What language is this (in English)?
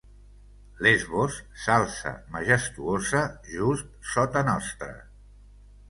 Catalan